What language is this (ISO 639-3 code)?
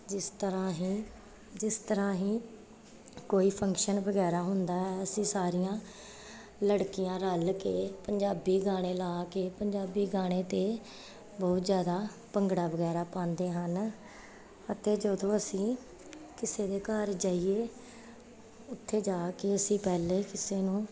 pan